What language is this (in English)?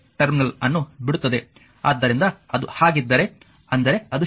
Kannada